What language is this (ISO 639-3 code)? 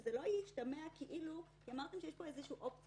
heb